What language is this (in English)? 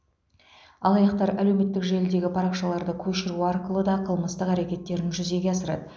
Kazakh